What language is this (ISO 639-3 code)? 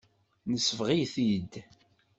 kab